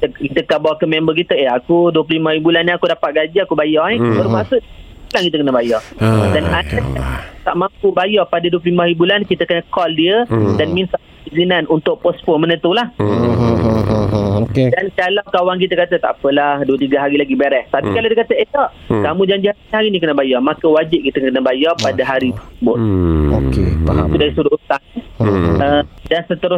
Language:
Malay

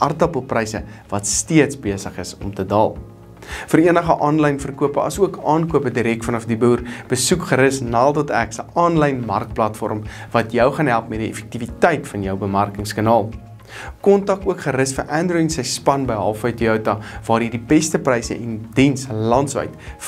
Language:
Dutch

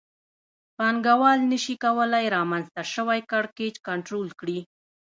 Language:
Pashto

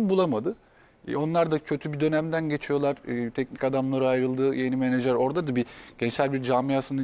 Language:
Turkish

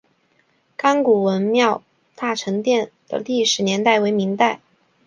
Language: Chinese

